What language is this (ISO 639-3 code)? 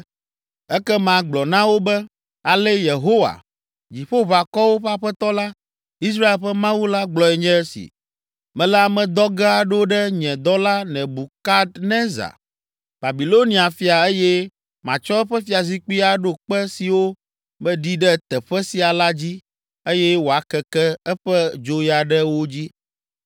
ewe